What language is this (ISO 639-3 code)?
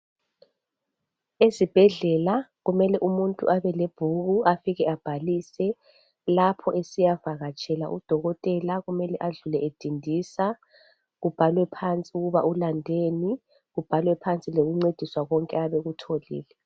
nde